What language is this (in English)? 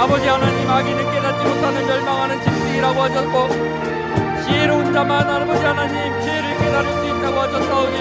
Korean